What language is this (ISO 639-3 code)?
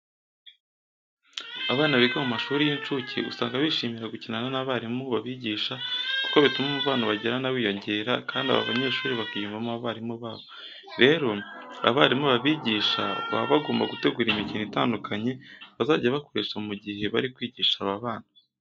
kin